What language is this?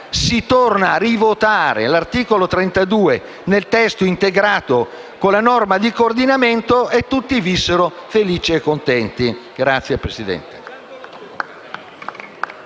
Italian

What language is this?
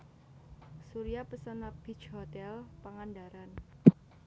Javanese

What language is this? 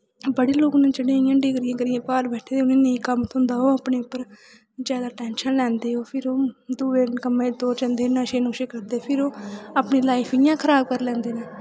Dogri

